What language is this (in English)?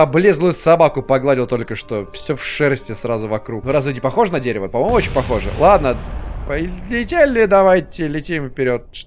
Russian